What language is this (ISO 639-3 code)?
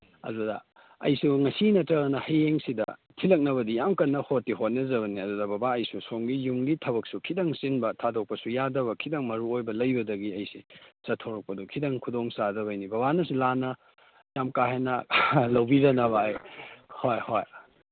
mni